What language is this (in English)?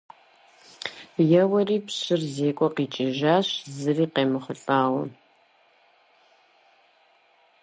Kabardian